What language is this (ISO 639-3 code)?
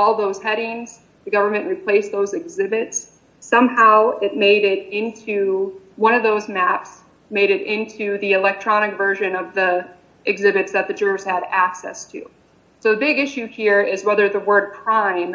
eng